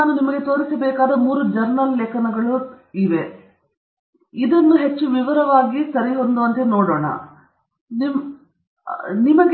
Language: Kannada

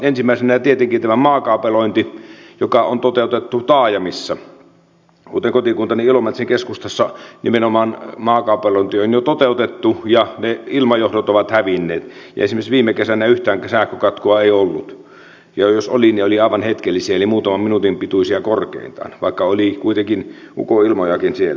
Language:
Finnish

